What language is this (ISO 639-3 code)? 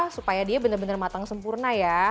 ind